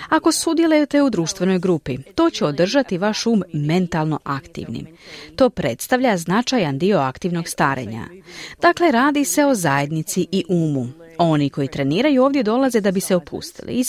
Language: Croatian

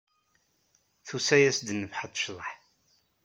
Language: Kabyle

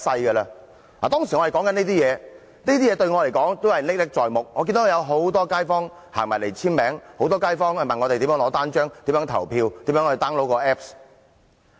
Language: Cantonese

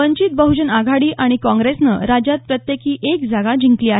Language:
Marathi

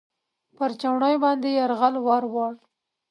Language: Pashto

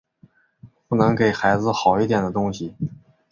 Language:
Chinese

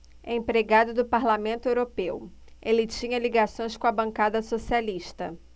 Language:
Portuguese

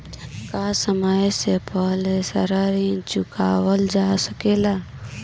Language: Bhojpuri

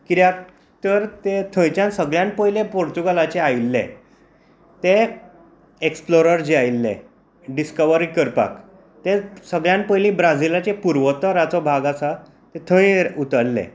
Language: Konkani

